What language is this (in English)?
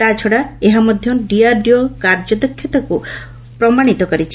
Odia